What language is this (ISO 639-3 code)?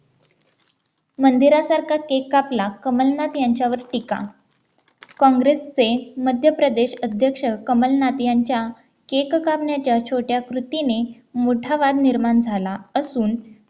mar